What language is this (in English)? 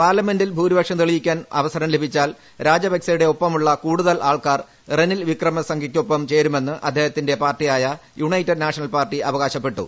Malayalam